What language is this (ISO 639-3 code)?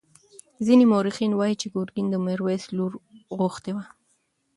pus